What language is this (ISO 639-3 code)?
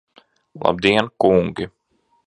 lav